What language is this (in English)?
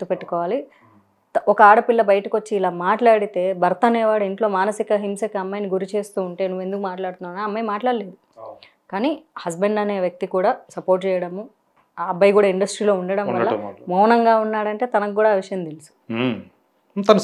Telugu